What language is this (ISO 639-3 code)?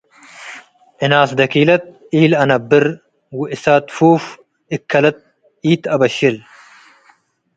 tig